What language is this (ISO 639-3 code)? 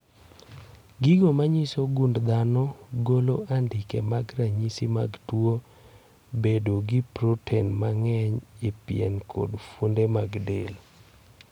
luo